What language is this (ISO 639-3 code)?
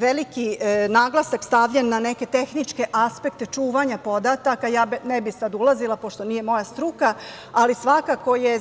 srp